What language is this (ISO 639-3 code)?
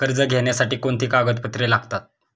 mar